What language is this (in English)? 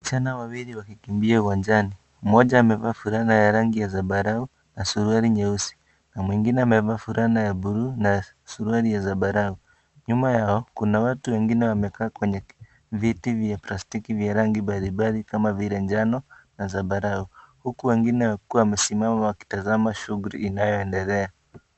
Swahili